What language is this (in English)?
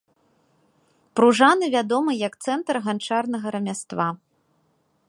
Belarusian